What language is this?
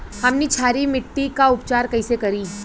Bhojpuri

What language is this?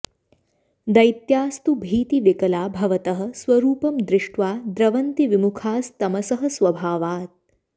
Sanskrit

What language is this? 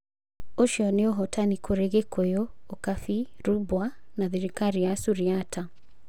Kikuyu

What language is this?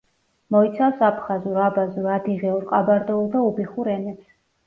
Georgian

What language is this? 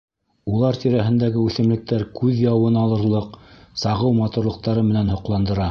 Bashkir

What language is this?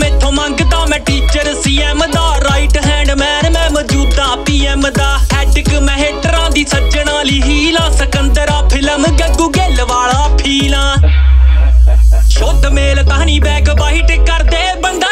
Hindi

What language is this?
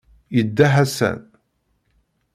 Kabyle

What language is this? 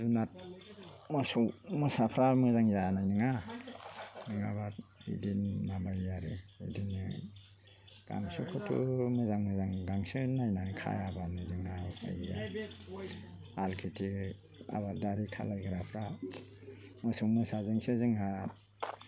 Bodo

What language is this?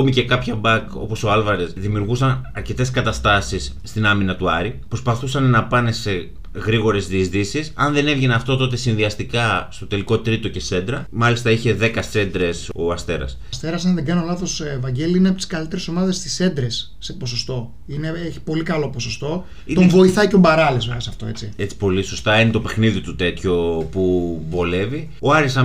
Greek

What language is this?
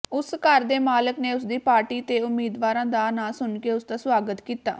Punjabi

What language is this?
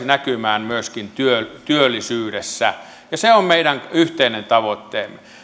Finnish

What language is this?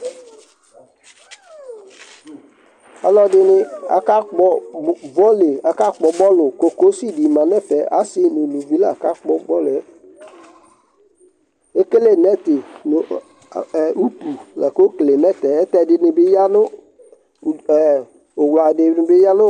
Ikposo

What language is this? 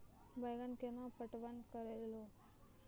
Maithili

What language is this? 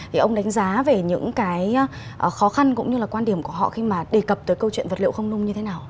Vietnamese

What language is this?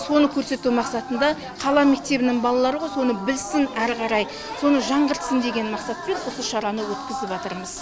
Kazakh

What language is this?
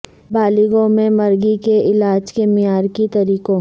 Urdu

